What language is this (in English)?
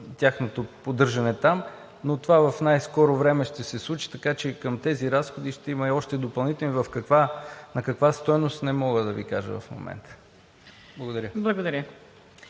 Bulgarian